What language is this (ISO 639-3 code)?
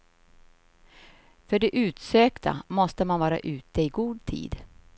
swe